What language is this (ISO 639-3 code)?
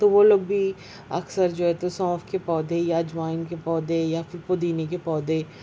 urd